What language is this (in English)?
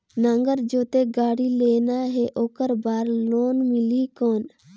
Chhattisgarhi